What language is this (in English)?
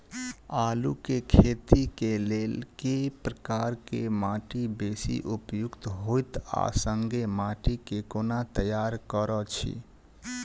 Maithili